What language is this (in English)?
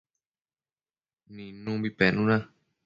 Matsés